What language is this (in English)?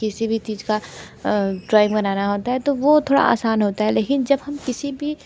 Hindi